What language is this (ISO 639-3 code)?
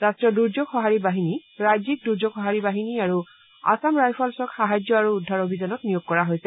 asm